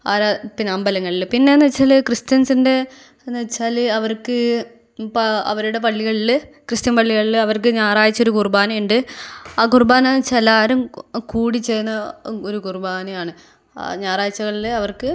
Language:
Malayalam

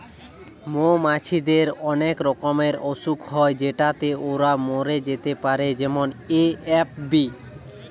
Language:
Bangla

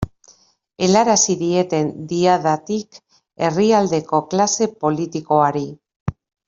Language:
Basque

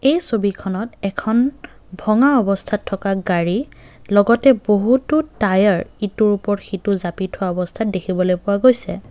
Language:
Assamese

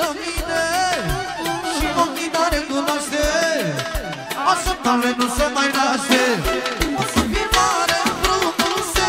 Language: Romanian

